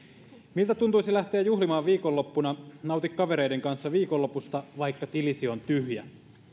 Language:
Finnish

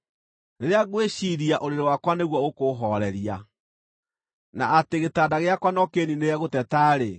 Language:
Kikuyu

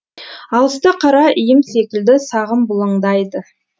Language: Kazakh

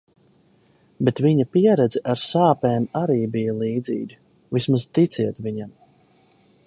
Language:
Latvian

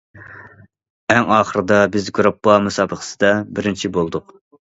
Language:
Uyghur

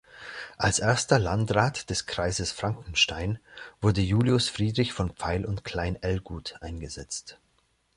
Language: German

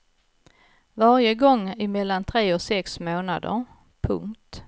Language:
Swedish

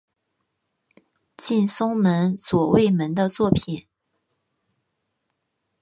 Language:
Chinese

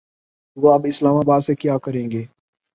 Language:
Urdu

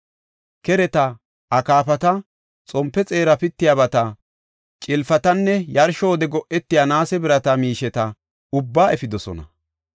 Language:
Gofa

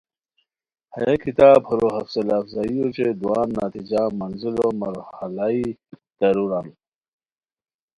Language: Khowar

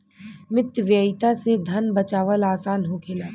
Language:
Bhojpuri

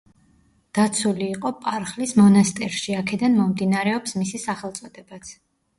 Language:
Georgian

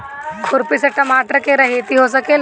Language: Bhojpuri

